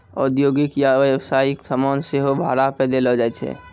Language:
Maithili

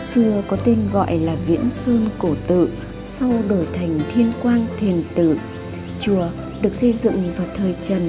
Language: Vietnamese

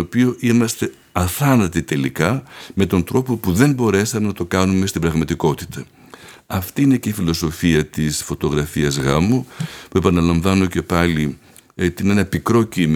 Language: Greek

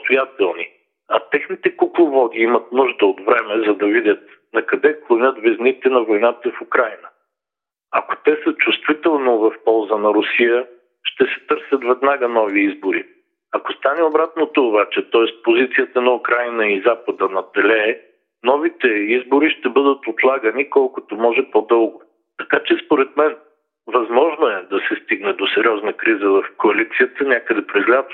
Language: Bulgarian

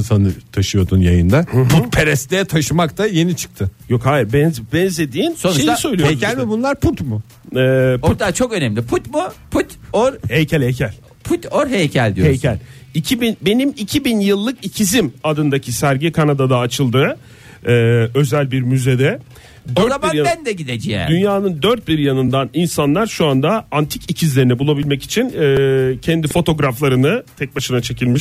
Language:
Turkish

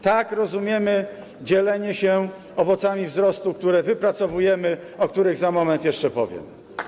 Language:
Polish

